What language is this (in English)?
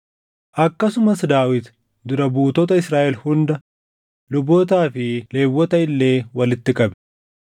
Oromo